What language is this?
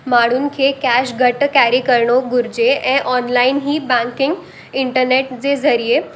Sindhi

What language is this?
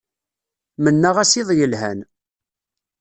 Kabyle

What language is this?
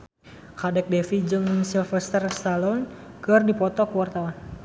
Sundanese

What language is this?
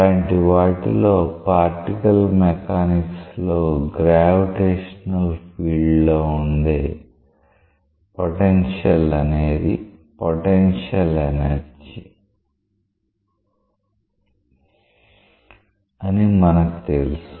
Telugu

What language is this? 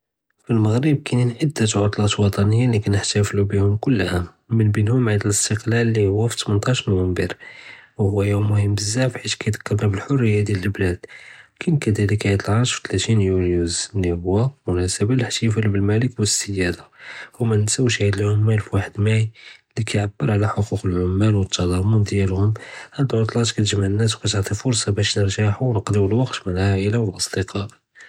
Judeo-Arabic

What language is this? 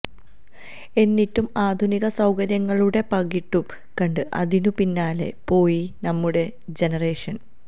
Malayalam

